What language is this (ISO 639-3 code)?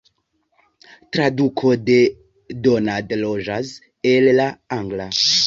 epo